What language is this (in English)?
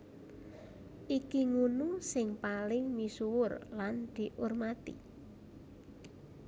Javanese